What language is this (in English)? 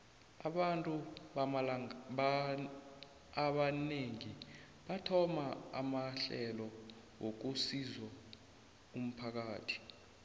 South Ndebele